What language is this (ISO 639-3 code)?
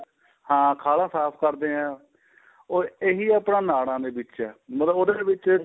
pan